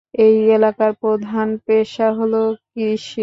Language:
Bangla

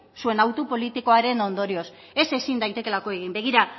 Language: Basque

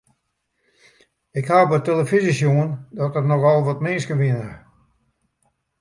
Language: Western Frisian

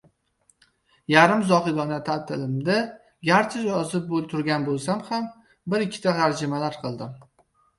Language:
Uzbek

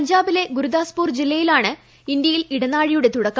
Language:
Malayalam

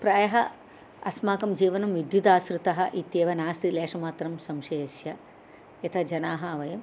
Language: Sanskrit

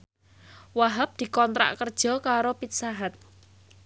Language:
Javanese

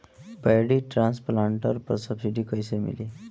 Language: Bhojpuri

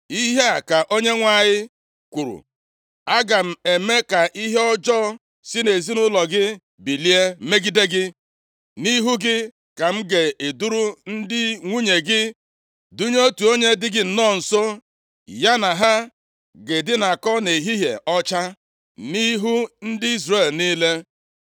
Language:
Igbo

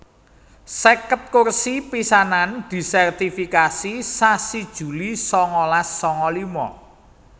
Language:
Javanese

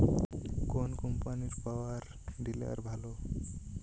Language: Bangla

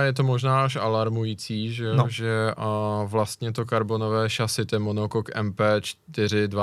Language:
Czech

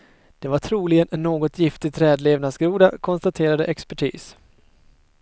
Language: Swedish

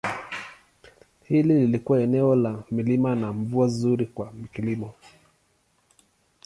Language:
Swahili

